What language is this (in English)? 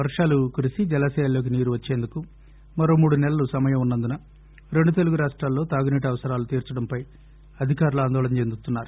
Telugu